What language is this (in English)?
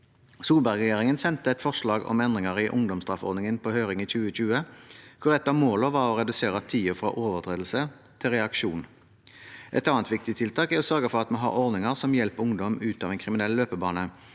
Norwegian